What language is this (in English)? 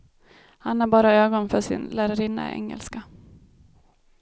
Swedish